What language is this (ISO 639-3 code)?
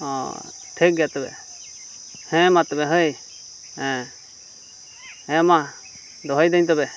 sat